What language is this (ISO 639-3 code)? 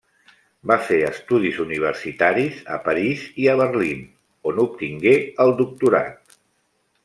cat